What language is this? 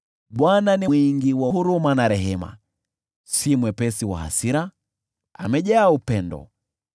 Swahili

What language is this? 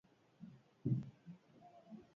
Basque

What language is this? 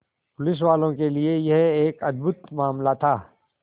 Hindi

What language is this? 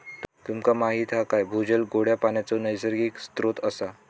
Marathi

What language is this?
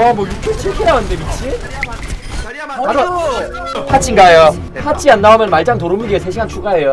Korean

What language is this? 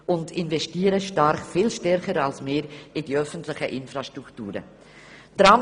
Swiss German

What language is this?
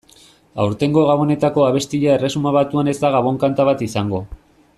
Basque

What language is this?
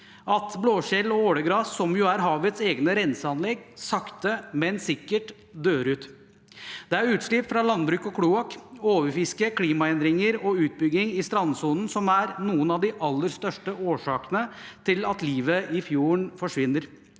Norwegian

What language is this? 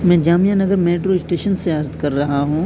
Urdu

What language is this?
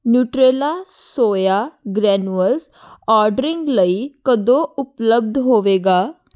Punjabi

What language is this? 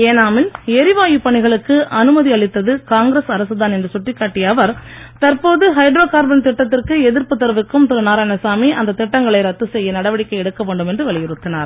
Tamil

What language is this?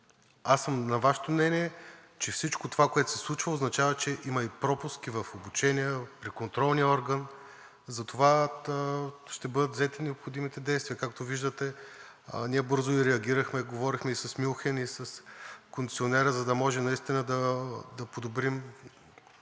Bulgarian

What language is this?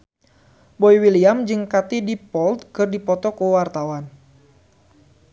Sundanese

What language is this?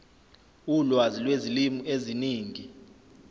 Zulu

